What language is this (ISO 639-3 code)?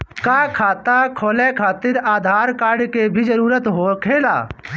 bho